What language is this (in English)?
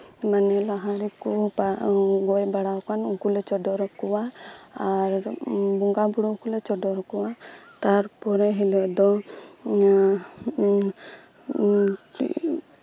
Santali